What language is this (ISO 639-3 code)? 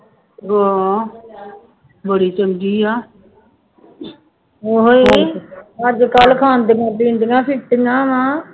pan